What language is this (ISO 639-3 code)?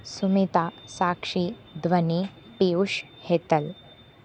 san